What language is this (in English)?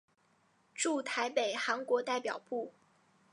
Chinese